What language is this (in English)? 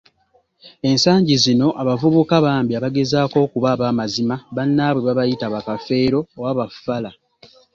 Ganda